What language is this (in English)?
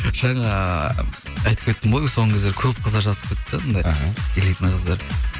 Kazakh